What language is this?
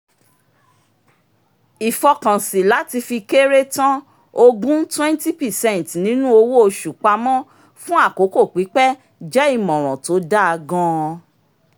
Yoruba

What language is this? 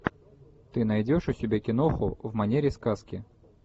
Russian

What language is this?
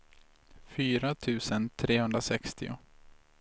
Swedish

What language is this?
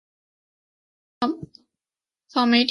Chinese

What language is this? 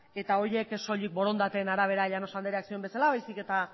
Basque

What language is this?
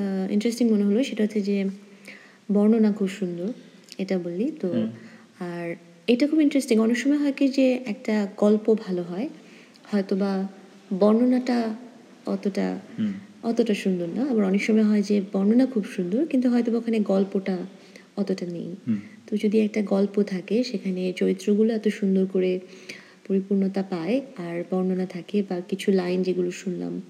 Bangla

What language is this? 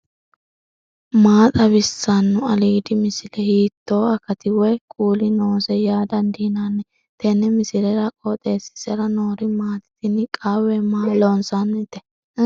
Sidamo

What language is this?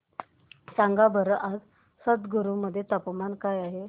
Marathi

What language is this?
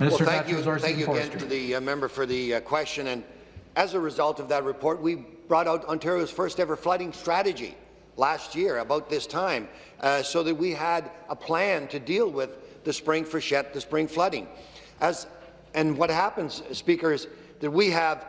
English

